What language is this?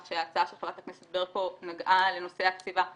Hebrew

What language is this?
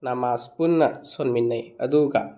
Manipuri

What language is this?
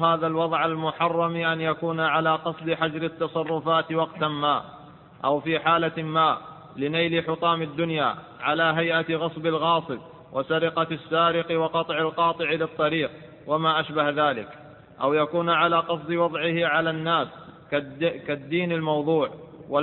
Arabic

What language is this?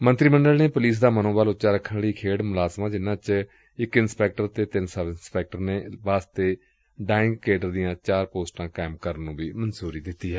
Punjabi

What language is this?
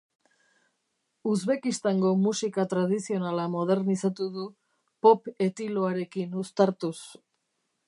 Basque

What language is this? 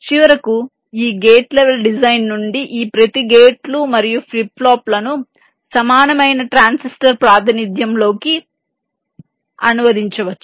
Telugu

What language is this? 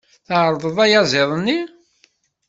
Kabyle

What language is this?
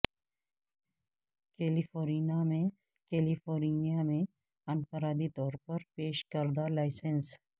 Urdu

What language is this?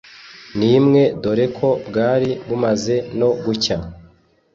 Kinyarwanda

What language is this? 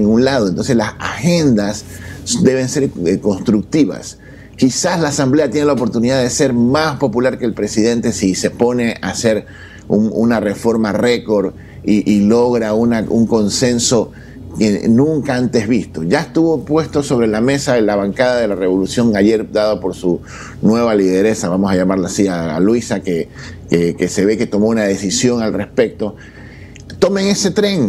Spanish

